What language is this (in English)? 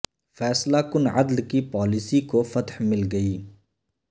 Urdu